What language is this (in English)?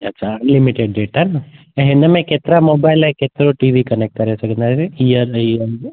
Sindhi